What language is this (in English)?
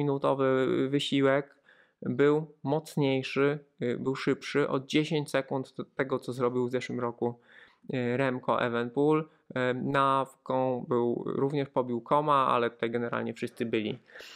Polish